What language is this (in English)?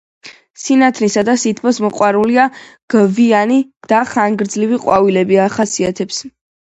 Georgian